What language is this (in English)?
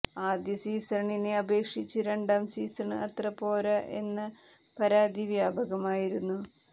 Malayalam